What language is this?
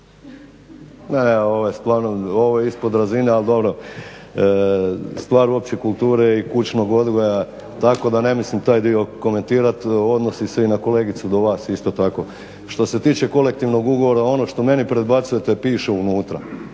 Croatian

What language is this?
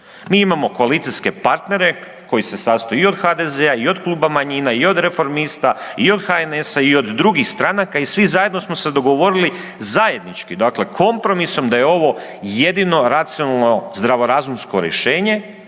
Croatian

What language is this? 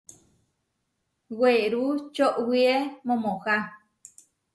Huarijio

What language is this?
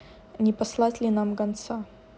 Russian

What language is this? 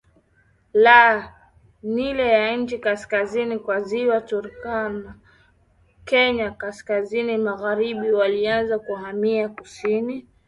Swahili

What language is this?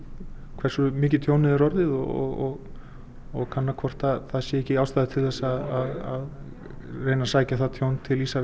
Icelandic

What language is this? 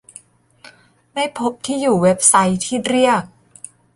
Thai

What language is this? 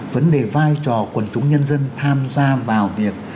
Vietnamese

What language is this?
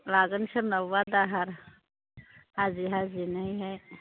Bodo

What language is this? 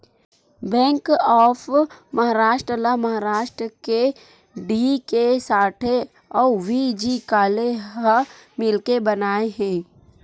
Chhattisgarhi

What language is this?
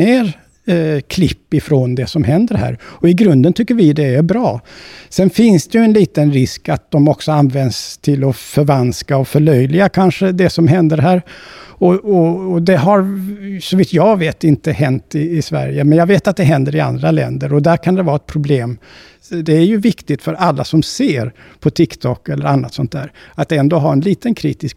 Swedish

